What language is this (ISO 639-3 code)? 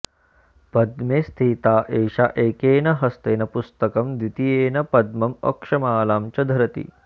san